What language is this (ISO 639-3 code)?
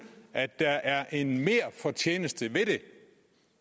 dan